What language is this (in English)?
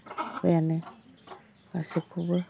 Bodo